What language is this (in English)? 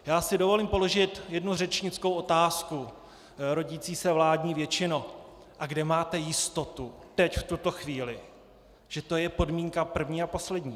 Czech